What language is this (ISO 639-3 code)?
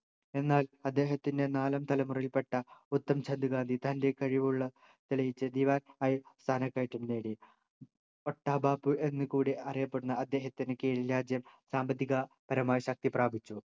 mal